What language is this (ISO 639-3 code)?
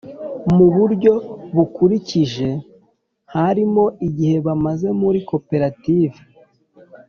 kin